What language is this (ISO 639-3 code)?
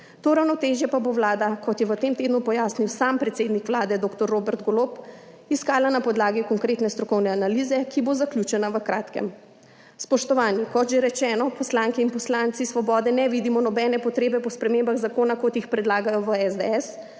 slv